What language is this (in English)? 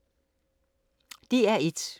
Danish